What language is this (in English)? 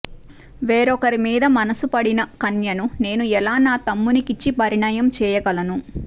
Telugu